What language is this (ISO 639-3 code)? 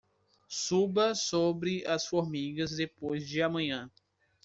por